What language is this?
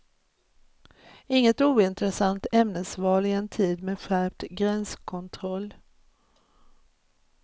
Swedish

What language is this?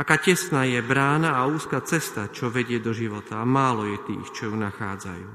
Slovak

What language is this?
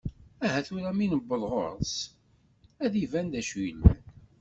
Kabyle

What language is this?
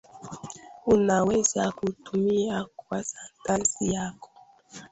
Swahili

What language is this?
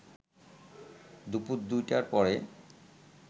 Bangla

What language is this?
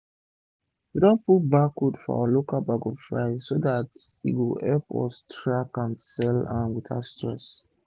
Nigerian Pidgin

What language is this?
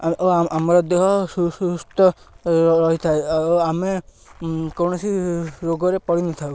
Odia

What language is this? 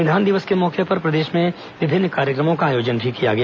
Hindi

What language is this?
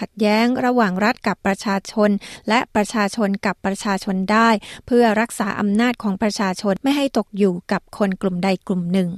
Thai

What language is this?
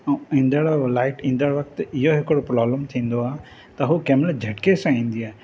Sindhi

